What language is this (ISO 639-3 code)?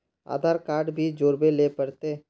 mag